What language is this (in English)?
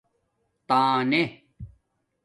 Domaaki